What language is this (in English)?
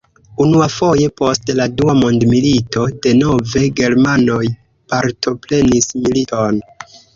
Esperanto